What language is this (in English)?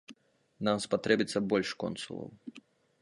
Belarusian